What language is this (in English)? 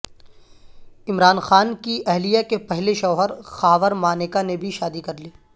Urdu